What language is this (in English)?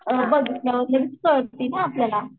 Marathi